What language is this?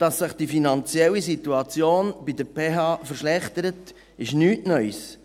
Swiss German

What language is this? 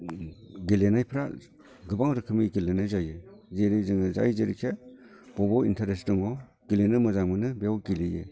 Bodo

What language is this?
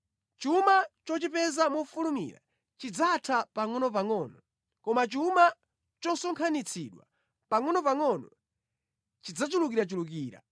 Nyanja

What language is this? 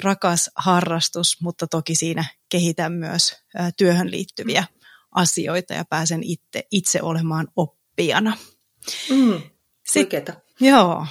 Finnish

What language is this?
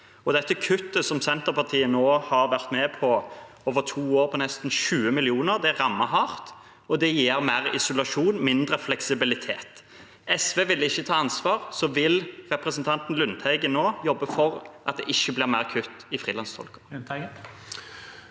Norwegian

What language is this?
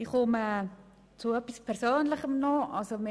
Swiss German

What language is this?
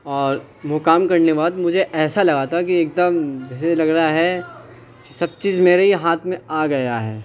Urdu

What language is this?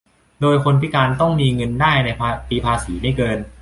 Thai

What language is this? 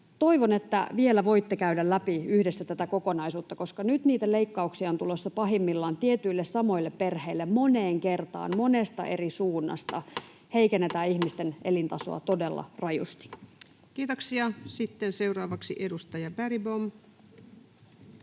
Finnish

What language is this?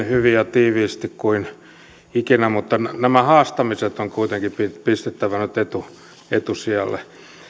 Finnish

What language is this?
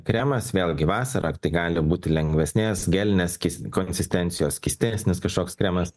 Lithuanian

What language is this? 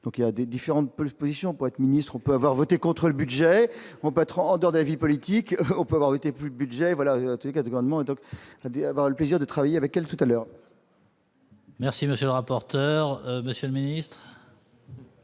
French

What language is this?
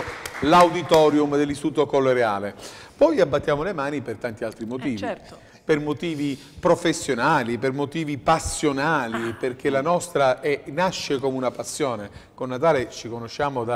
Italian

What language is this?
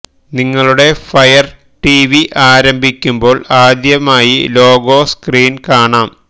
Malayalam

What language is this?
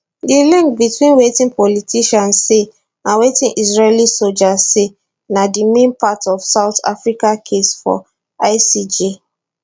Nigerian Pidgin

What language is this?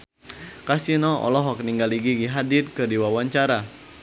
Sundanese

